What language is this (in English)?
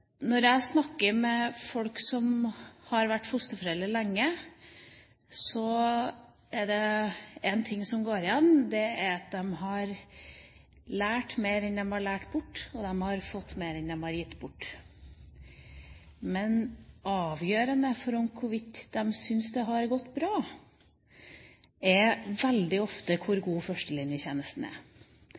Norwegian Bokmål